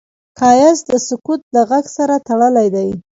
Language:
Pashto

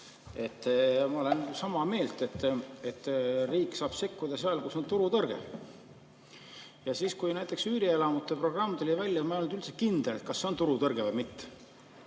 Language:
Estonian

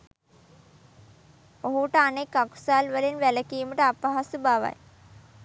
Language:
Sinhala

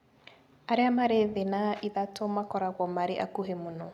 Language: Kikuyu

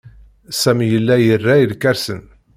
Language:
Kabyle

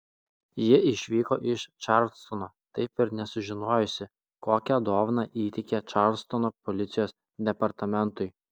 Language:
Lithuanian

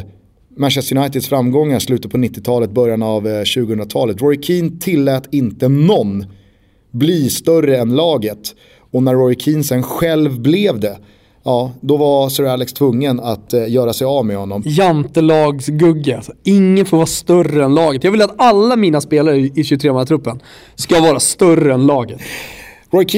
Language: Swedish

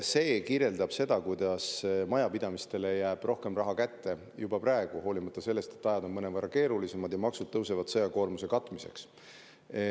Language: Estonian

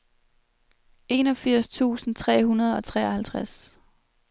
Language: Danish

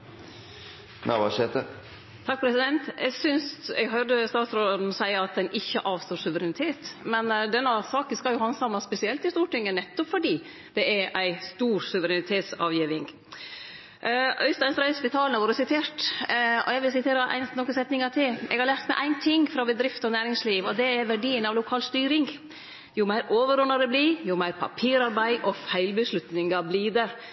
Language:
Norwegian Nynorsk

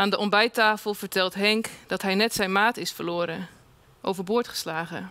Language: Dutch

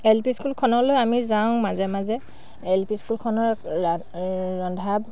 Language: Assamese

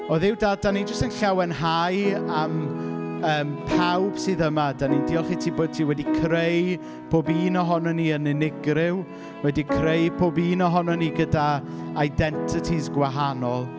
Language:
Welsh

